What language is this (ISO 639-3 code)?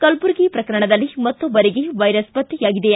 kan